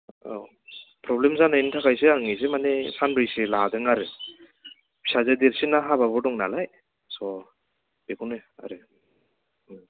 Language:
Bodo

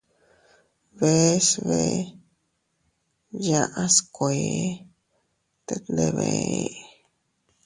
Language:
Teutila Cuicatec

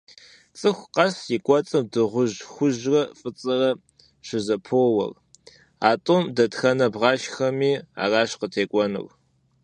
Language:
Kabardian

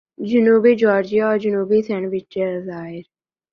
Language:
Urdu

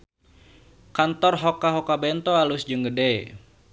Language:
Sundanese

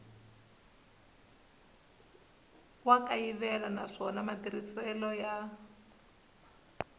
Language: Tsonga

